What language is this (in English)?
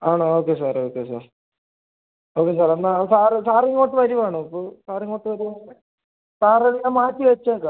Malayalam